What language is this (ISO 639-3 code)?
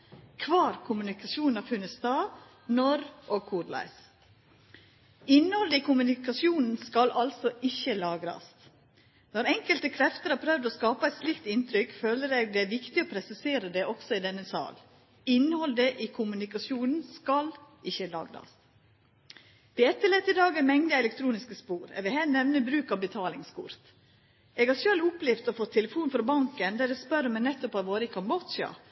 nno